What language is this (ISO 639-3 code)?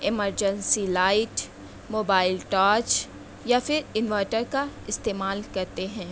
urd